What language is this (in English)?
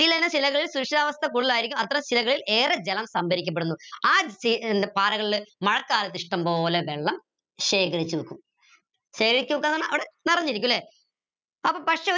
Malayalam